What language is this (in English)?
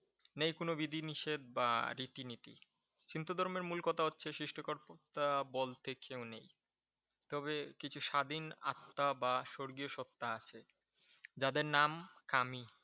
Bangla